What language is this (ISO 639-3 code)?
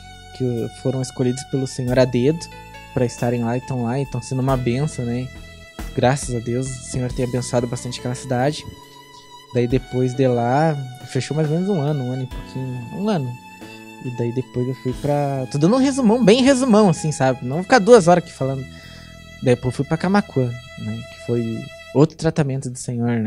por